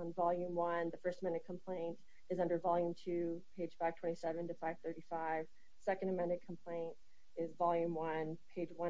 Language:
English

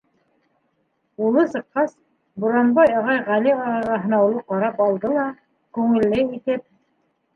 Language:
Bashkir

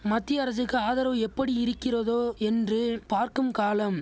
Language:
Tamil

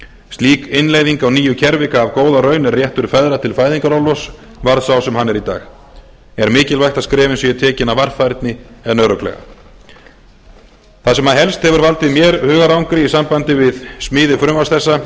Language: Icelandic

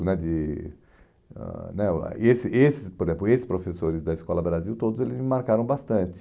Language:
Portuguese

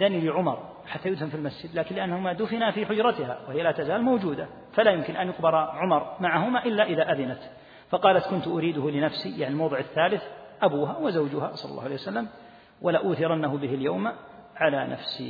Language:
Arabic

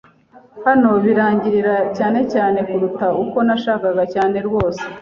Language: Kinyarwanda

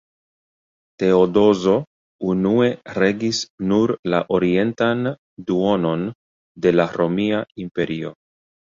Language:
Esperanto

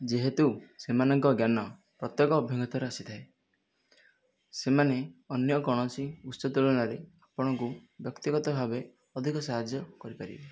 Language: Odia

